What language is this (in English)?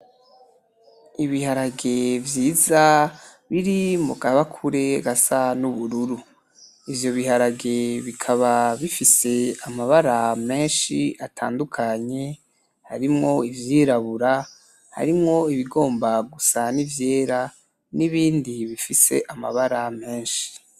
Rundi